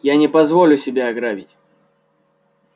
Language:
Russian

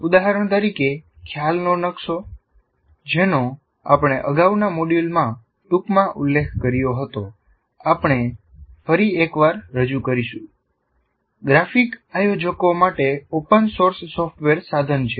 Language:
Gujarati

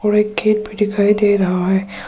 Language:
Hindi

